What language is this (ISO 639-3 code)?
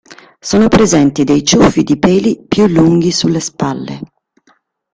ita